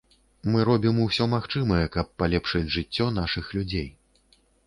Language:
Belarusian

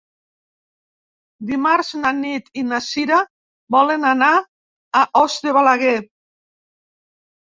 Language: Catalan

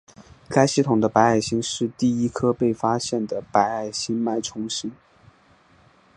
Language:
Chinese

